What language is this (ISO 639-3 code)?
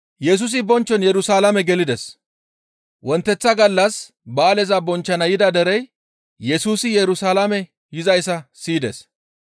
gmv